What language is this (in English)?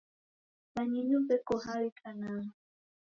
Taita